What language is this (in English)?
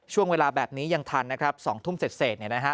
Thai